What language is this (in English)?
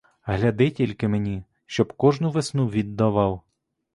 Ukrainian